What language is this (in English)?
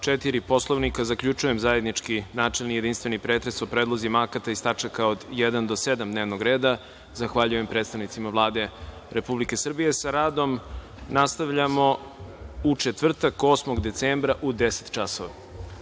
Serbian